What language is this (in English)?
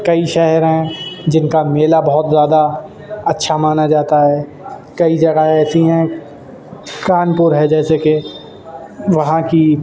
Urdu